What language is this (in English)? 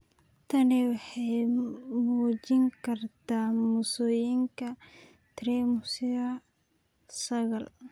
Somali